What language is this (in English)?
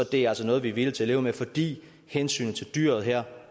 Danish